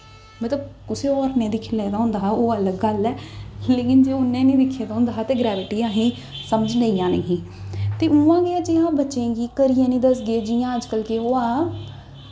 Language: Dogri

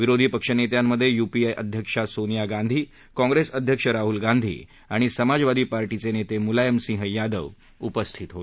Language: Marathi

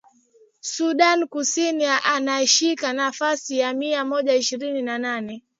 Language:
Swahili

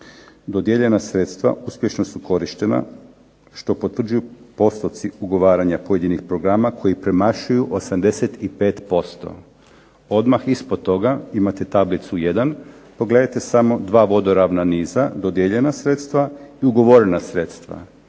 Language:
Croatian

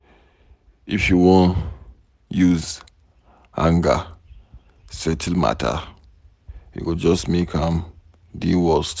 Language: Nigerian Pidgin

